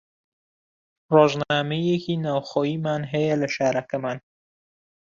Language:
Central Kurdish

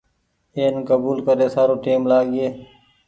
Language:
Goaria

